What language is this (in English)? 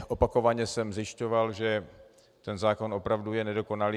Czech